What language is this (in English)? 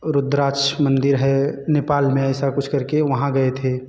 Hindi